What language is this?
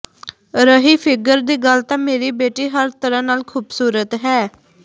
Punjabi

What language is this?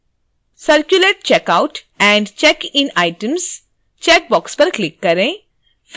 Hindi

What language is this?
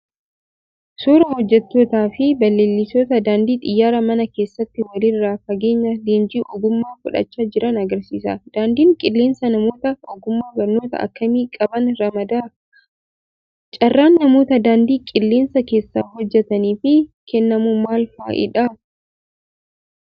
Oromo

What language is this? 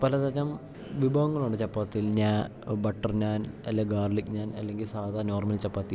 Malayalam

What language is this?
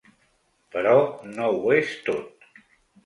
Catalan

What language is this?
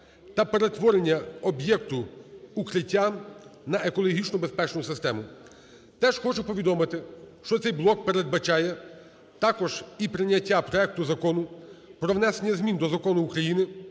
Ukrainian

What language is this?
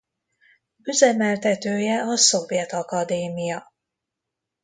Hungarian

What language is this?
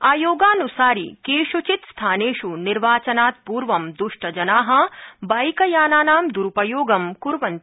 Sanskrit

